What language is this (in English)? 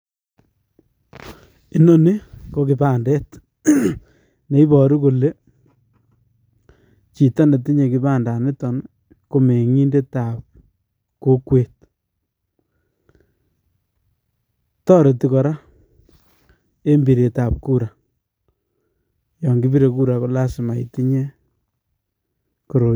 Kalenjin